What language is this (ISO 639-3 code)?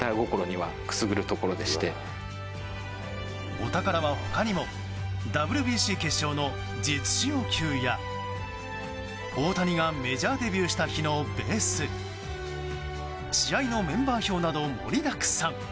jpn